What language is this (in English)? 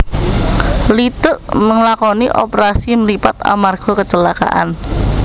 Javanese